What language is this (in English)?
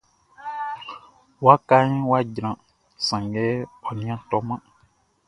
Baoulé